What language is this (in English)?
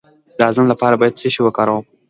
Pashto